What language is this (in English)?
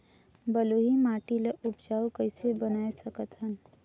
Chhattisgarhi